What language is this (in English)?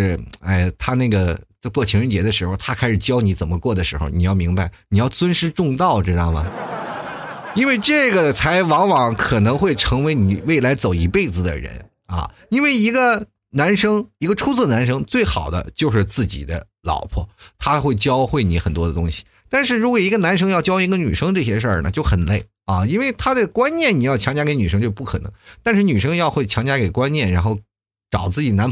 Chinese